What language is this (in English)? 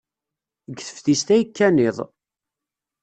Kabyle